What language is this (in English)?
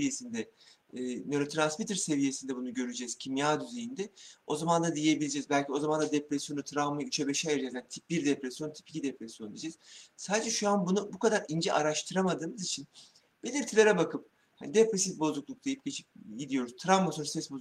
Turkish